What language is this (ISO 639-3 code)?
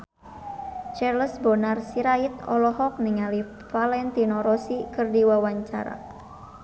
sun